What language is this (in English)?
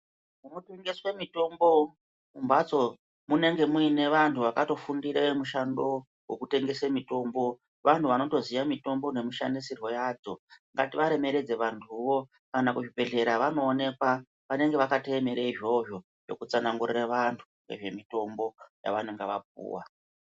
Ndau